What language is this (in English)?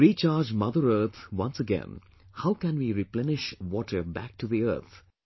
English